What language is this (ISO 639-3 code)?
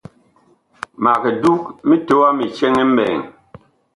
bkh